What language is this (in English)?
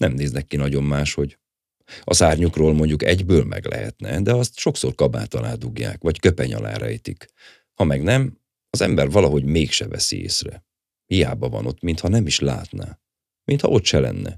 Hungarian